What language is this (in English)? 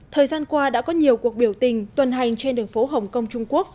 Vietnamese